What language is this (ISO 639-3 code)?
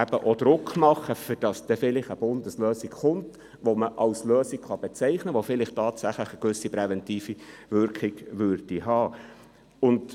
gsw